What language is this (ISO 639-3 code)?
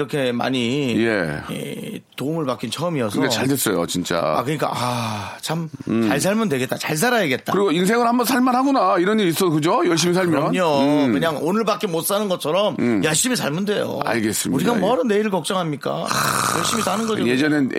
kor